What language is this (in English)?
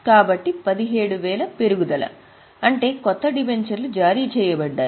Telugu